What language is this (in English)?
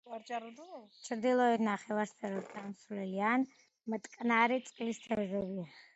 Georgian